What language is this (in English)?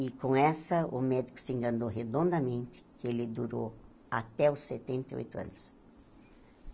Portuguese